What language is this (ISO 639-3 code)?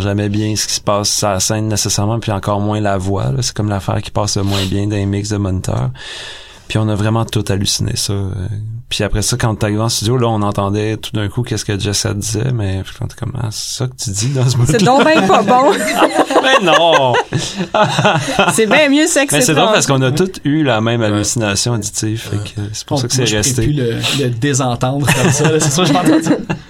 fra